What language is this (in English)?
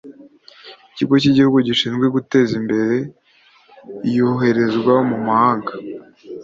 Kinyarwanda